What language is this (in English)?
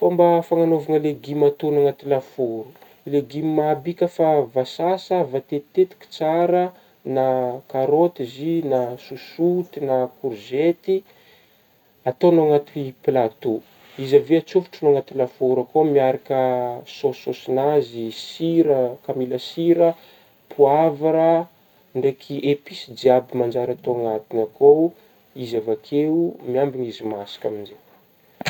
Northern Betsimisaraka Malagasy